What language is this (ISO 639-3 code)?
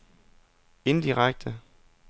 dan